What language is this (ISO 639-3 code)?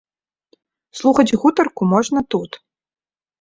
bel